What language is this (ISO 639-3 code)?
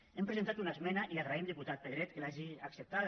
cat